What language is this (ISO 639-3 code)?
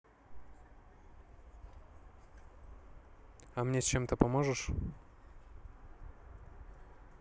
rus